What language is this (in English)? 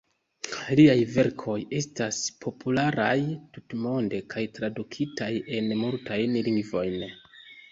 Esperanto